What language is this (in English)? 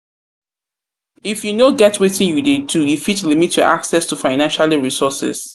Nigerian Pidgin